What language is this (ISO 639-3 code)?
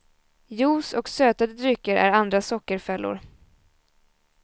swe